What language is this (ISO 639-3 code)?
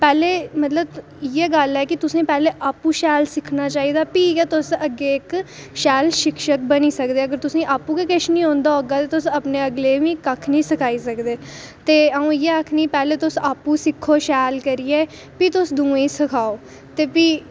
doi